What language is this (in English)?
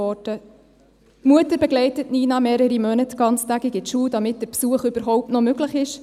Swiss German